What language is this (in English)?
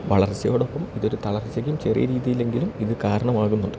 Malayalam